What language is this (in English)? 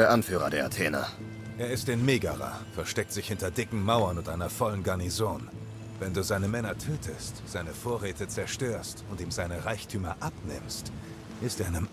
German